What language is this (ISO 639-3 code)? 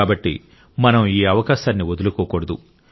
tel